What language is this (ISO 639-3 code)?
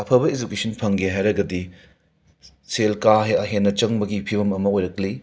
mni